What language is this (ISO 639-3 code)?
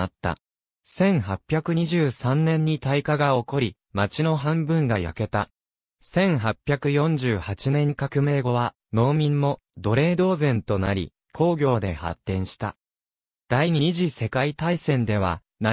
jpn